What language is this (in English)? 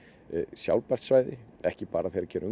Icelandic